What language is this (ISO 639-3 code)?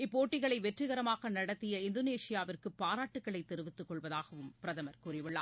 tam